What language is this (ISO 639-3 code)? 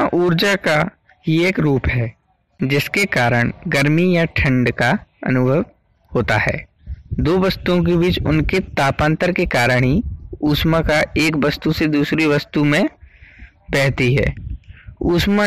hin